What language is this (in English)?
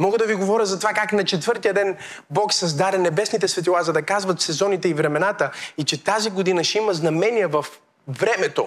Bulgarian